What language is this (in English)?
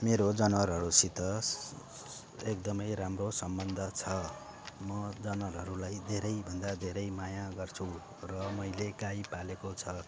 Nepali